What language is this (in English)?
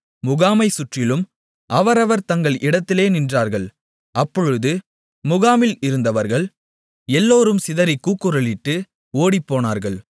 Tamil